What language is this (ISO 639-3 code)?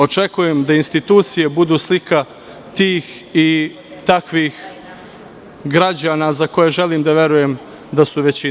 srp